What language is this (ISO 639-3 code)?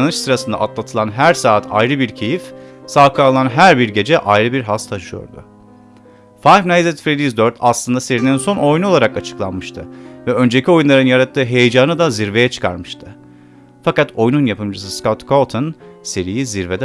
tur